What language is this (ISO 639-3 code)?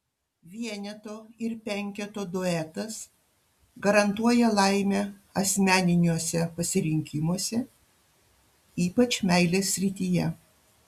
lit